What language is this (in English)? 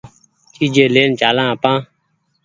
Goaria